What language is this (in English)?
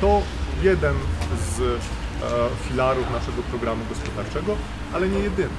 Polish